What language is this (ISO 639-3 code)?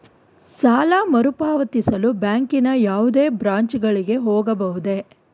kan